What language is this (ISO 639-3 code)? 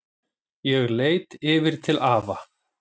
isl